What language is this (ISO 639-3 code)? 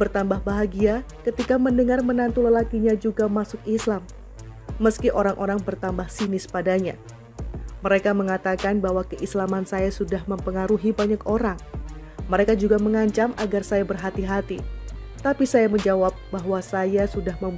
ind